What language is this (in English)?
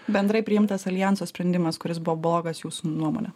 Lithuanian